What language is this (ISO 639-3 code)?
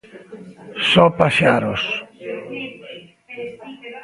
glg